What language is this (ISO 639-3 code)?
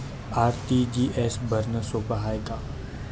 mar